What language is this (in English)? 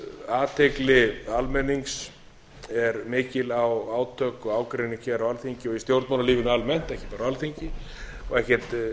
Icelandic